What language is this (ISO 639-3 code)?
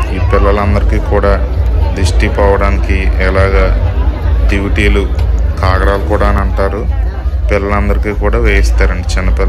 tel